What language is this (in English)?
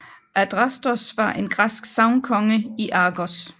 Danish